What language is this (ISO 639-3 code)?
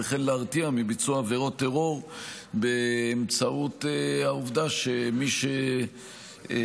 heb